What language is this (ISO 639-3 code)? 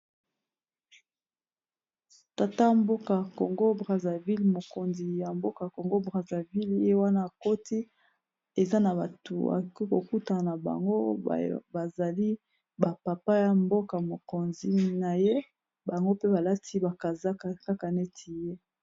lin